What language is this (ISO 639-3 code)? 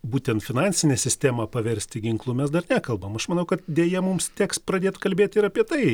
lit